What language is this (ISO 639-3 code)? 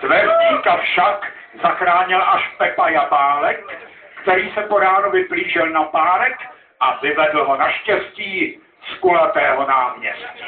ces